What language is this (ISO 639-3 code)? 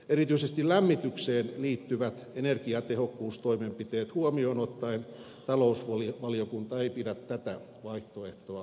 fin